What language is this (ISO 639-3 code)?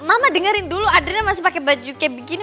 ind